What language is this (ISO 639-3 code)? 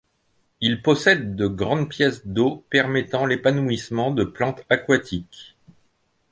fra